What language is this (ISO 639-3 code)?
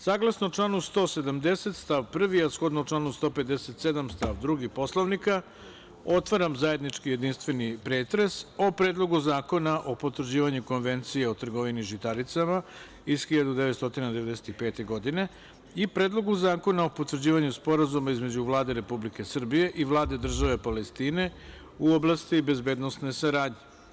srp